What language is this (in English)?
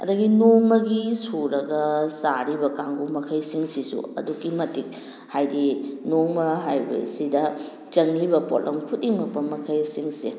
Manipuri